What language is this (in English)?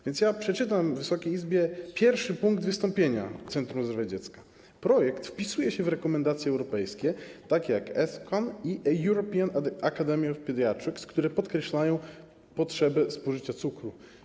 Polish